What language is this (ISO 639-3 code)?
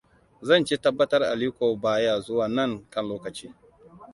hau